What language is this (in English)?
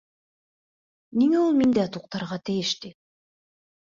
Bashkir